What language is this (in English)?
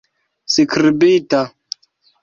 Esperanto